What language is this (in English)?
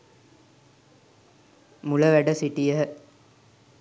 Sinhala